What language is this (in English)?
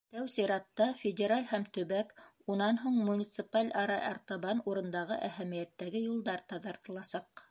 Bashkir